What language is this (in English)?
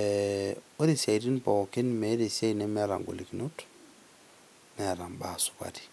Masai